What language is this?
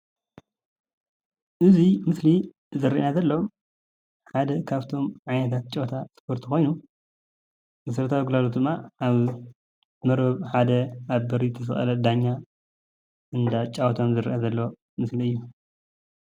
Tigrinya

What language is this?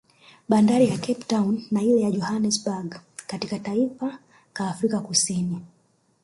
Swahili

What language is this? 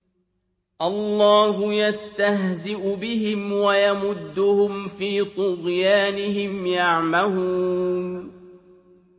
Arabic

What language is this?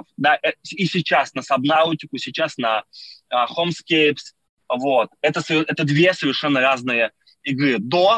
Russian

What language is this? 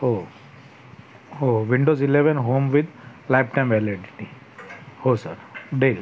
Marathi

